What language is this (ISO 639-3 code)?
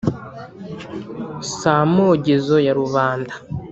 kin